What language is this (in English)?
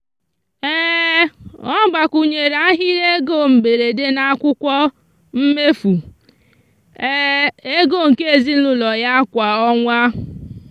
Igbo